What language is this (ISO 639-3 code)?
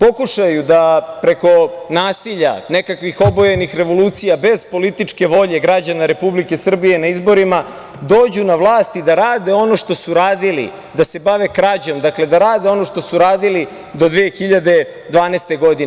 srp